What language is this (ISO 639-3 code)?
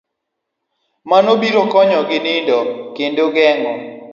luo